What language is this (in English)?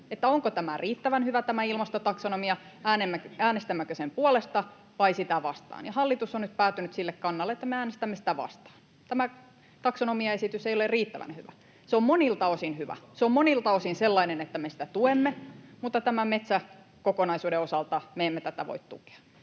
Finnish